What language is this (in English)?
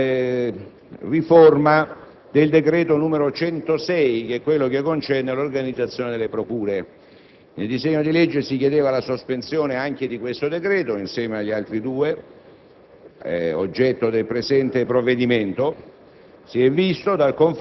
Italian